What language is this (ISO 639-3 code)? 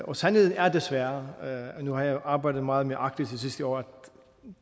dan